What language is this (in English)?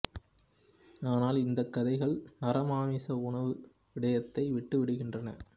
Tamil